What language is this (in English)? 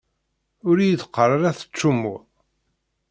Kabyle